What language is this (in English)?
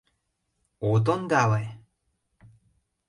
Mari